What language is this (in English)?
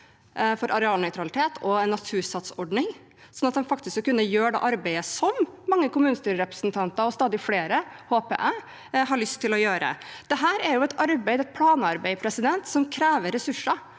Norwegian